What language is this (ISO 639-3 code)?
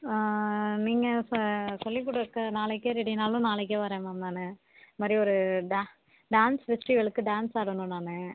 tam